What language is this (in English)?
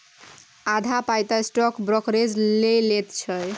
Maithili